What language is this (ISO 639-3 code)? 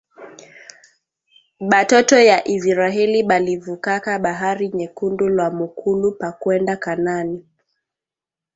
swa